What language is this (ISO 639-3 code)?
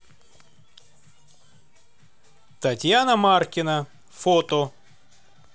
rus